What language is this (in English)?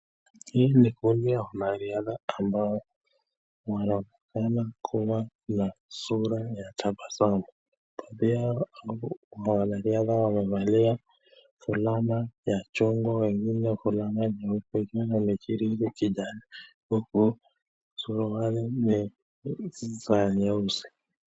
Swahili